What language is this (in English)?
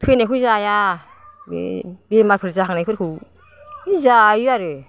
Bodo